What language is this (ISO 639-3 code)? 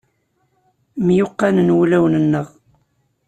kab